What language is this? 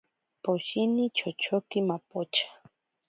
Ashéninka Perené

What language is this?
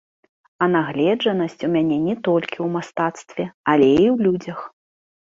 Belarusian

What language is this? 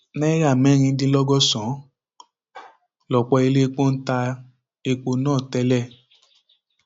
Yoruba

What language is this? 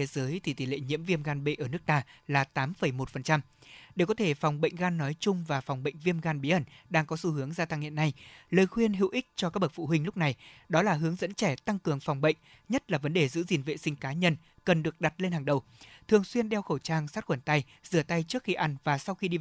Vietnamese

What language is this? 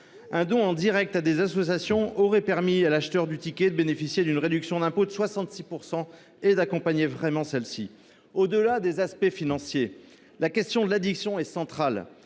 French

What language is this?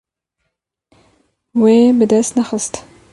Kurdish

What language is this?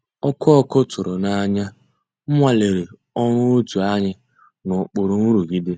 Igbo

